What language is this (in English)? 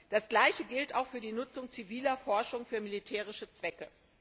German